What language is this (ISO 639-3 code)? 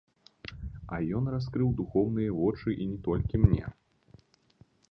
bel